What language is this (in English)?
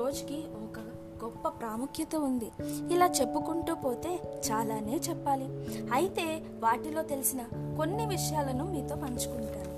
Telugu